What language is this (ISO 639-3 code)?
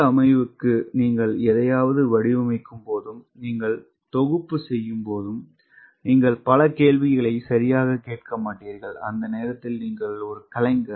tam